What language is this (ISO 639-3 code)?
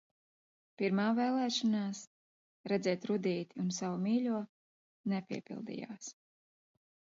lav